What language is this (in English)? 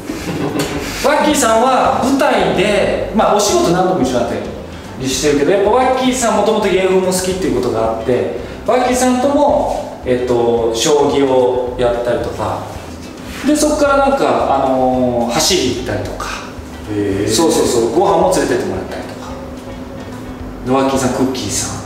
Japanese